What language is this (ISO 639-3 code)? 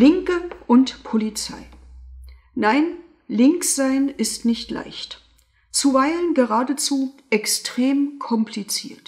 deu